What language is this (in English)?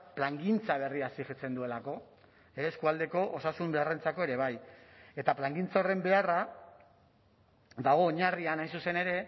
Basque